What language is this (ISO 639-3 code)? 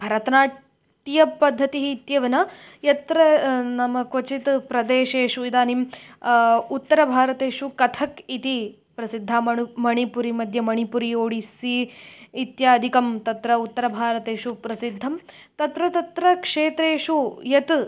san